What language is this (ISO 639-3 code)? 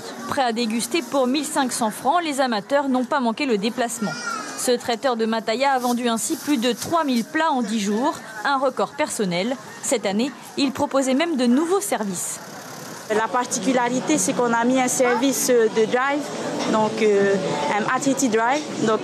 fra